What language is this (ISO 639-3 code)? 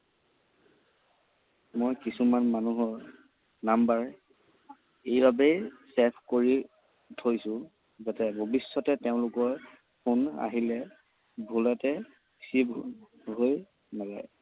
asm